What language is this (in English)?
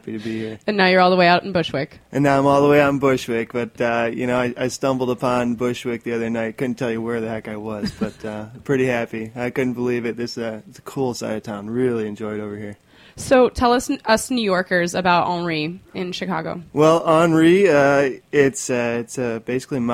English